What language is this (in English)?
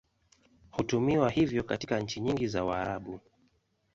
Swahili